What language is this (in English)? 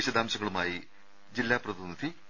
Malayalam